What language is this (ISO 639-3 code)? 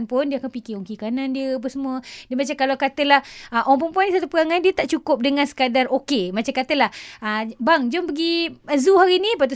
msa